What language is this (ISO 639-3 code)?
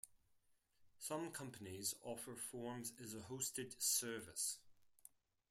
eng